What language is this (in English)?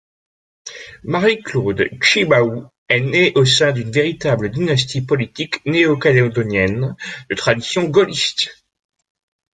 French